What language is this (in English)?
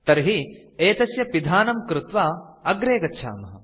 Sanskrit